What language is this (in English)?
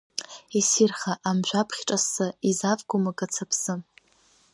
Abkhazian